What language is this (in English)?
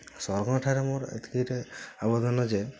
Odia